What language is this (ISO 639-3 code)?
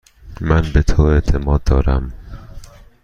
fas